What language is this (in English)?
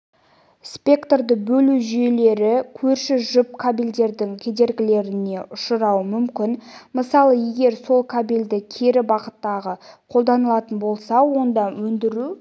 Kazakh